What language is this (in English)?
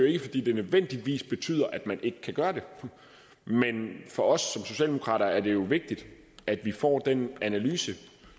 Danish